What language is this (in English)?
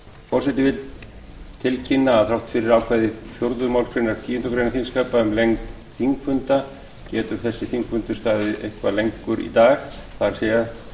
Icelandic